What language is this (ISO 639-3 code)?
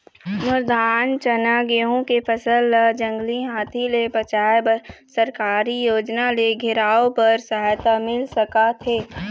hne